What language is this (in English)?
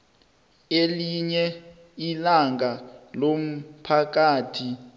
South Ndebele